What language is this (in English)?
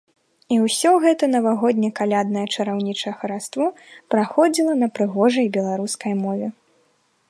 Belarusian